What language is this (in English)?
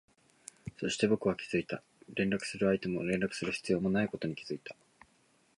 Japanese